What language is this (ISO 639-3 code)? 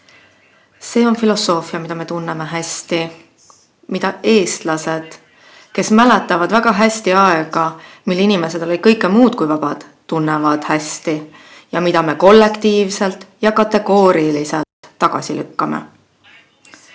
est